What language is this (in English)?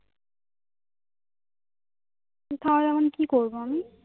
Bangla